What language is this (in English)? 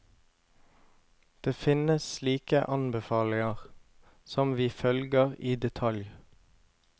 Norwegian